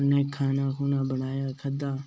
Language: Dogri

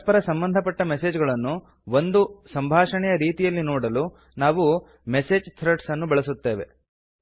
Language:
Kannada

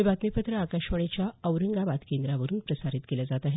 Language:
Marathi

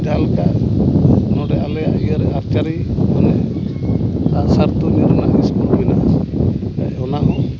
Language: Santali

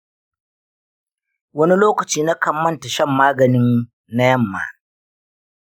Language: Hausa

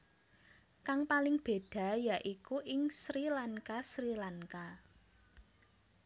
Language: Javanese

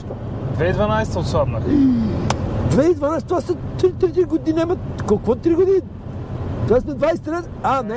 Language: Bulgarian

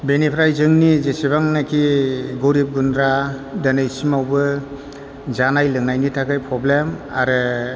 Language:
Bodo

